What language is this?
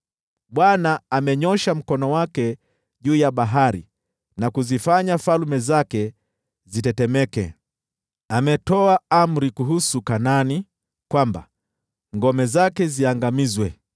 Swahili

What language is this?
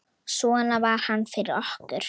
Icelandic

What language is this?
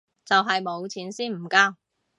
Cantonese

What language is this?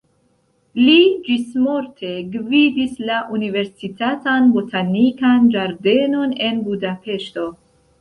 Esperanto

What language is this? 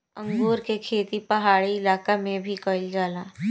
Bhojpuri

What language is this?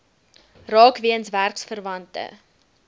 Afrikaans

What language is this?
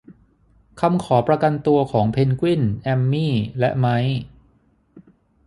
Thai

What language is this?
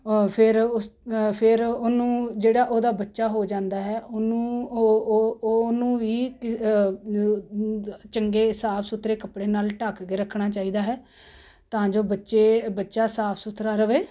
Punjabi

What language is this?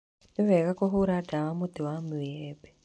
Kikuyu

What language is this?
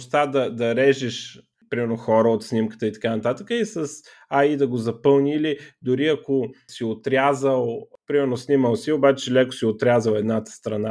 Bulgarian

